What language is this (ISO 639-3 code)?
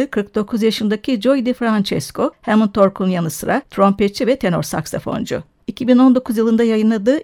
tur